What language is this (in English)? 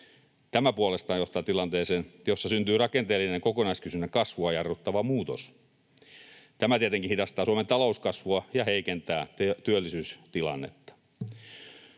Finnish